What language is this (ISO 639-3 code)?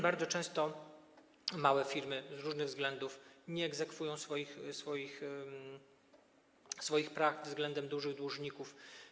pol